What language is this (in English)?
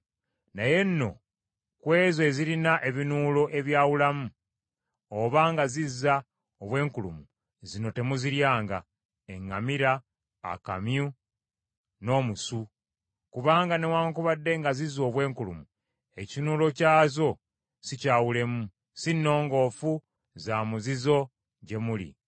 Ganda